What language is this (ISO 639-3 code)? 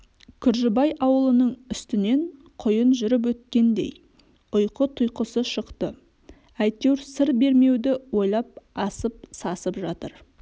kaz